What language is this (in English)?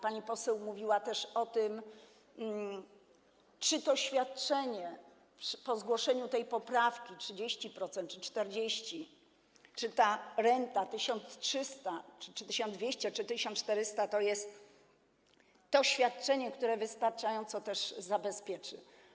Polish